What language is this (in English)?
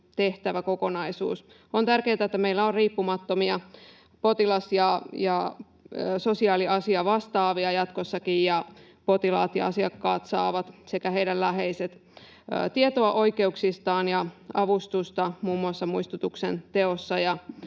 Finnish